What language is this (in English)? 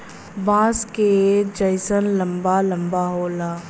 Bhojpuri